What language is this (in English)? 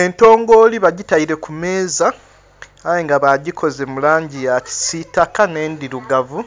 Soga